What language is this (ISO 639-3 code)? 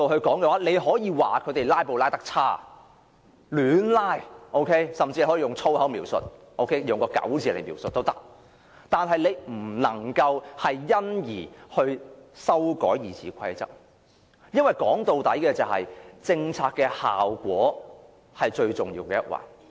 yue